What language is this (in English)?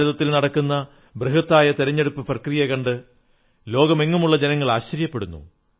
Malayalam